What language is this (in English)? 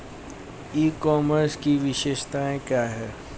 Hindi